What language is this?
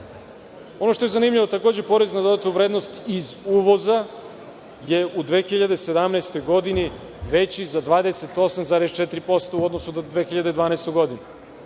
Serbian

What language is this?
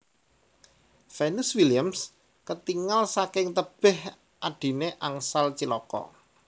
Javanese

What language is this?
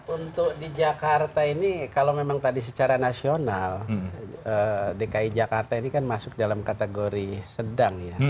Indonesian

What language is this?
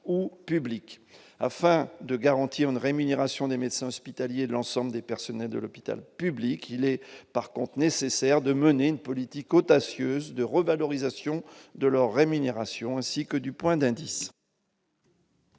French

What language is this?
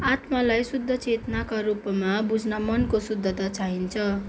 Nepali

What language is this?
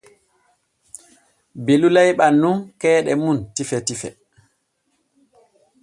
Borgu Fulfulde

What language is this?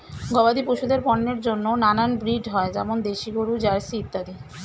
Bangla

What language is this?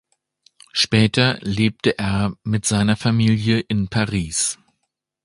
German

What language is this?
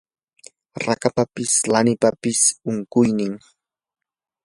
Yanahuanca Pasco Quechua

